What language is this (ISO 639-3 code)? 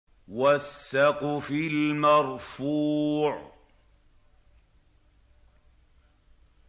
ara